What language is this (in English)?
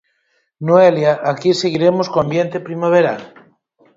Galician